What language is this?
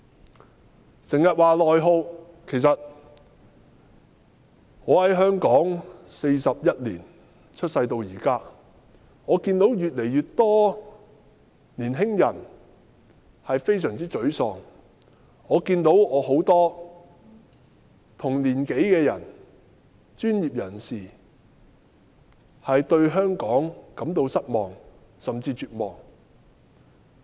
Cantonese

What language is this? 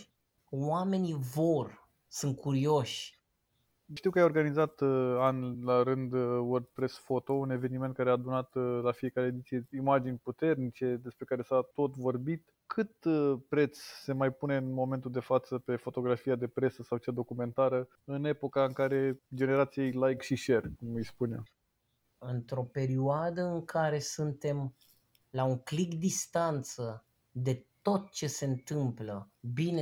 Romanian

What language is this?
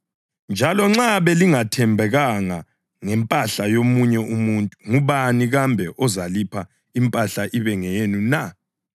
North Ndebele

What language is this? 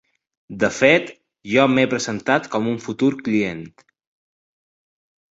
Catalan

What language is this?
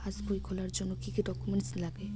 Bangla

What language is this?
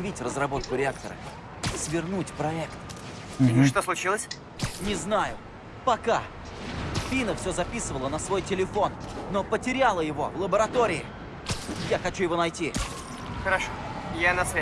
Russian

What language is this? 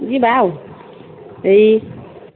Odia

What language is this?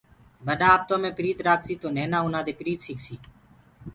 Gurgula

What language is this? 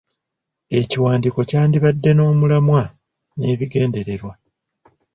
Ganda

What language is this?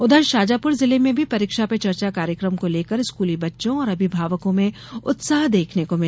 Hindi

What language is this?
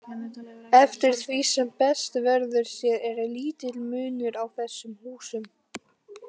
Icelandic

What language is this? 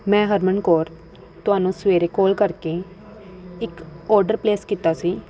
Punjabi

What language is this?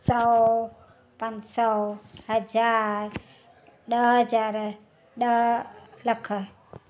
Sindhi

